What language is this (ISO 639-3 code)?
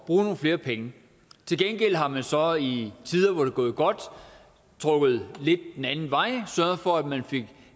dan